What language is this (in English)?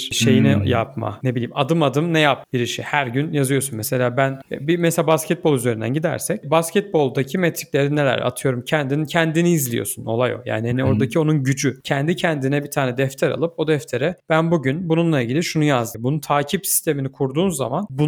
Turkish